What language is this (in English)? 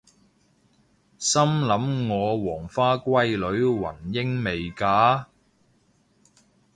Cantonese